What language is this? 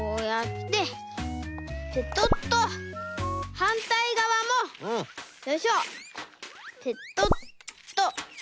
Japanese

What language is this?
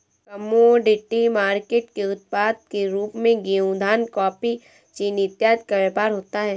Hindi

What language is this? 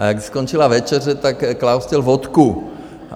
Czech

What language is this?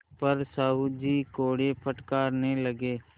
Hindi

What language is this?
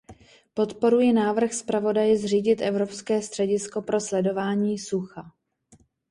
Czech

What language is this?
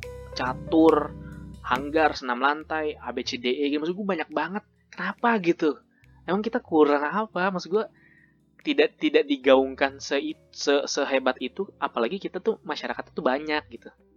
Indonesian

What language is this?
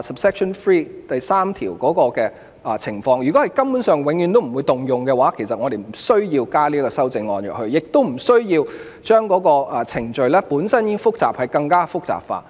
Cantonese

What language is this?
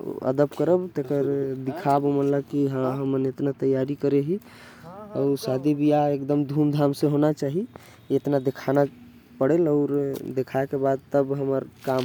Korwa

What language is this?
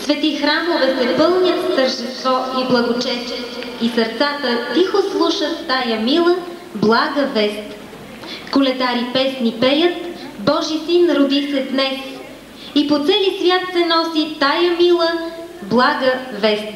Bulgarian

